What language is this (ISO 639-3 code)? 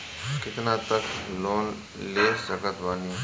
bho